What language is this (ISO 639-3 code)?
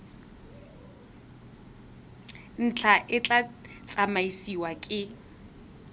tsn